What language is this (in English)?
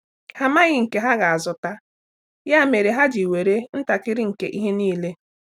Igbo